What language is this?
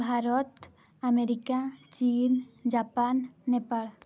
Odia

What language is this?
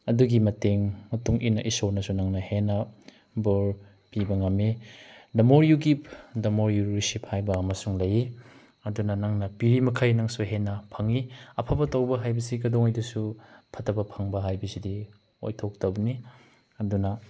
Manipuri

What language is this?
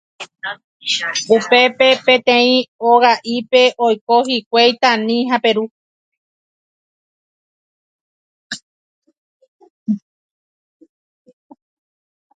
Guarani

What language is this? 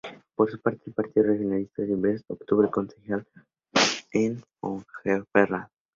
Spanish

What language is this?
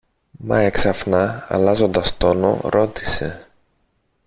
Greek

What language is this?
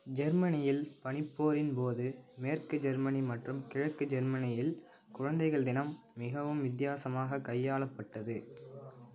Tamil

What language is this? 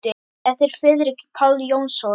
Icelandic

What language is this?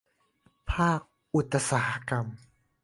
Thai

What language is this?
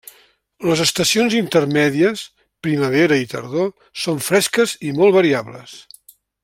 Catalan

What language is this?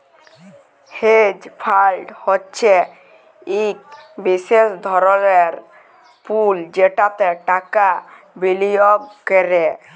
Bangla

